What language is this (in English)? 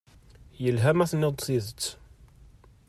Kabyle